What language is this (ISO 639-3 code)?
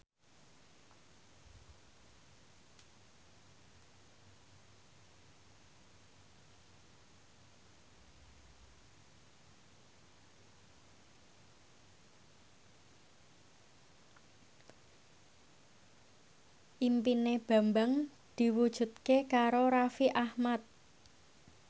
jav